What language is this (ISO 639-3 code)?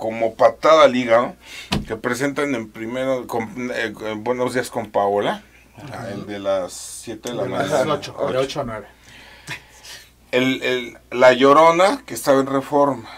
spa